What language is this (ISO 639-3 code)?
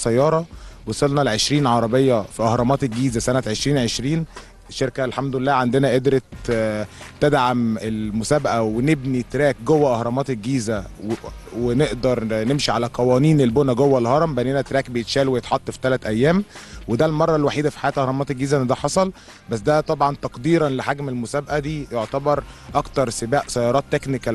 ara